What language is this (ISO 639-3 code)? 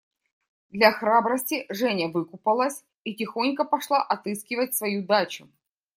rus